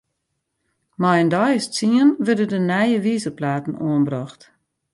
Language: Western Frisian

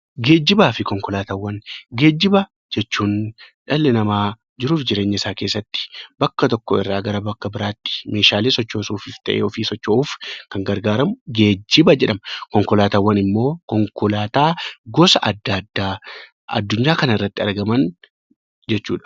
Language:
Oromo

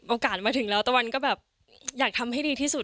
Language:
Thai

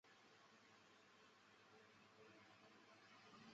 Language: Chinese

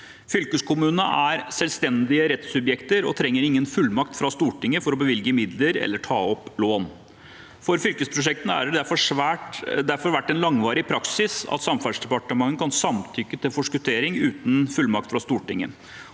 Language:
Norwegian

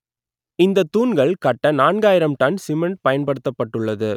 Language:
Tamil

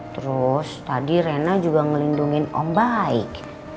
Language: Indonesian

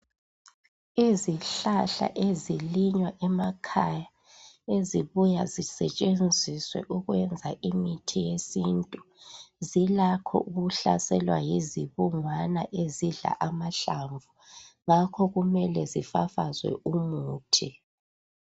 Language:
North Ndebele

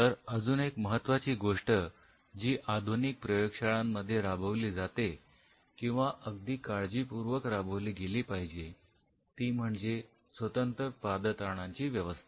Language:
Marathi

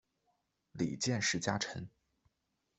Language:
Chinese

